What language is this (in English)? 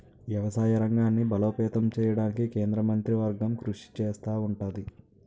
Telugu